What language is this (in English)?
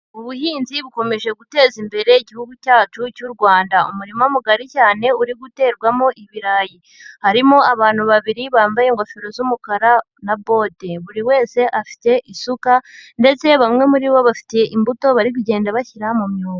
Kinyarwanda